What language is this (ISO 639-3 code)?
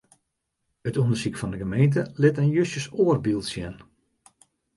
fry